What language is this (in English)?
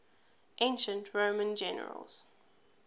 English